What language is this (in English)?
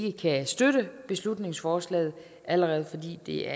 Danish